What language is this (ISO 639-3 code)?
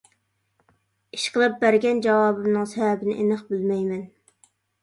uig